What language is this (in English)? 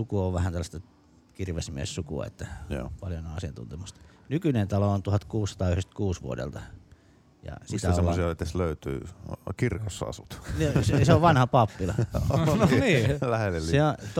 Finnish